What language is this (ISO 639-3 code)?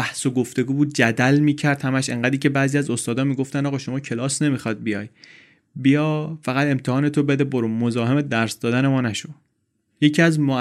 fas